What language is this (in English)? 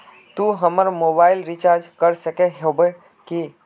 Magahi